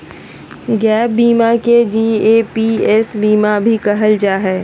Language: Magahi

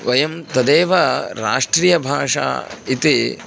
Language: Sanskrit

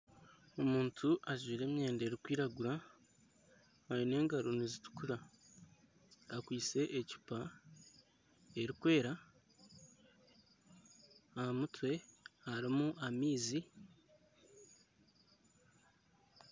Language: Nyankole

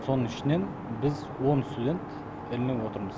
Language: Kazakh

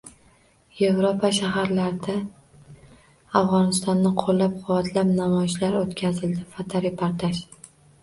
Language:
Uzbek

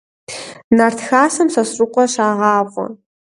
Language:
Kabardian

